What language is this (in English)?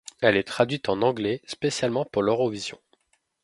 French